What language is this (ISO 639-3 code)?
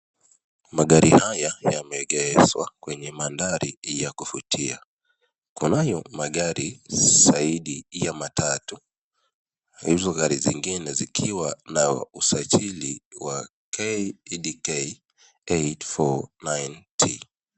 swa